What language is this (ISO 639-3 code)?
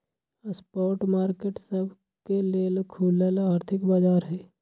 mag